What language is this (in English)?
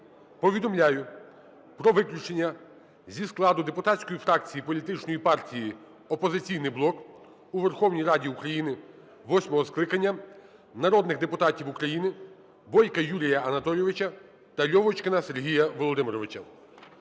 Ukrainian